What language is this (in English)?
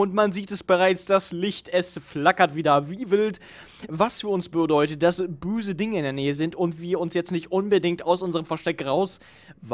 German